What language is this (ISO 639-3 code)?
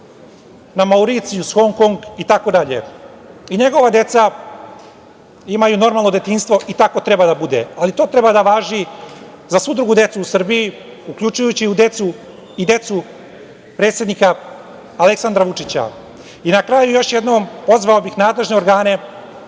srp